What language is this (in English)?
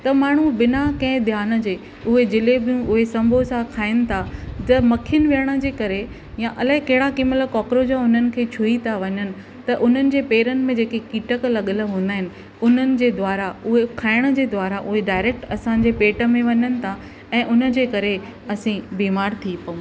Sindhi